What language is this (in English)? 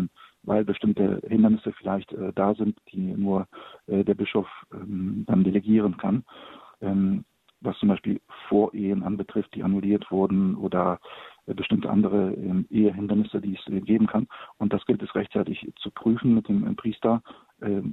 German